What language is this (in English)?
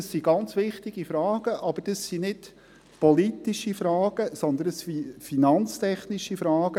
Swiss German